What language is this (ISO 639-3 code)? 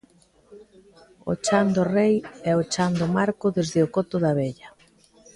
glg